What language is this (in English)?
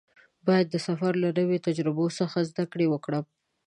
Pashto